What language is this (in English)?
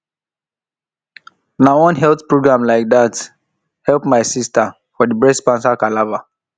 Nigerian Pidgin